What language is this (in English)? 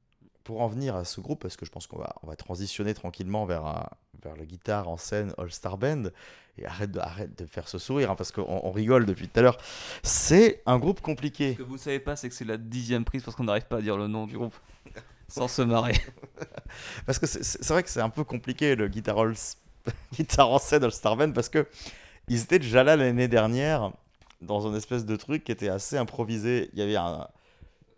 French